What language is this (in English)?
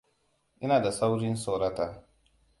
Hausa